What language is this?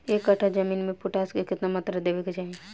Bhojpuri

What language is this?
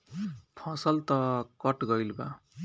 Bhojpuri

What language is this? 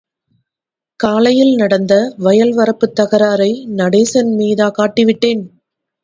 Tamil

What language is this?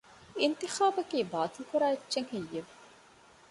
Divehi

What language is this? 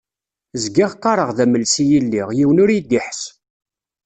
Kabyle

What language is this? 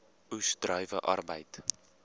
Afrikaans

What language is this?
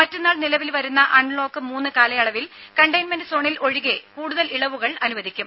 Malayalam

